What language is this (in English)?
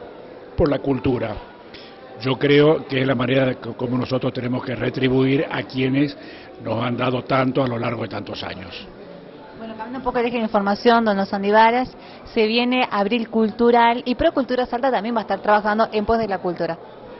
Spanish